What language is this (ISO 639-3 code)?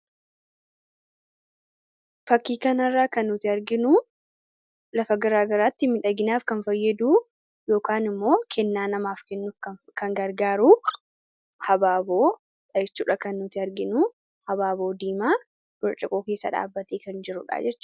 orm